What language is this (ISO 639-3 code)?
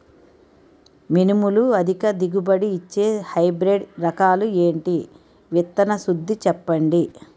tel